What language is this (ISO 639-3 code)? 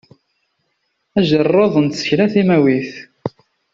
kab